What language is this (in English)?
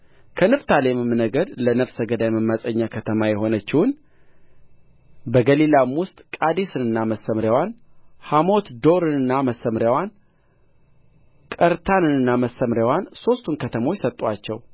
Amharic